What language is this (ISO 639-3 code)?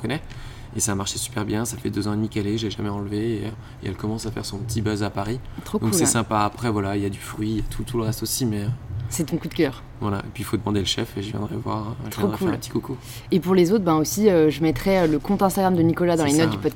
fra